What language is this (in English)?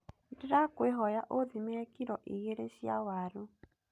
Kikuyu